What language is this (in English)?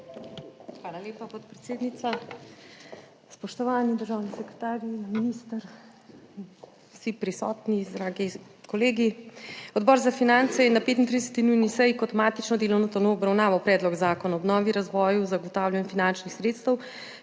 Slovenian